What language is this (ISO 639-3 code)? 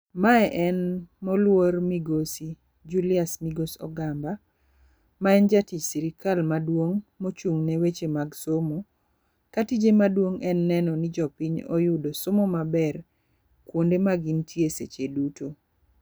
luo